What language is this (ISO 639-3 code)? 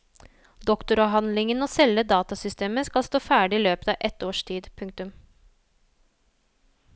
nor